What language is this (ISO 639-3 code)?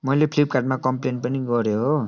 nep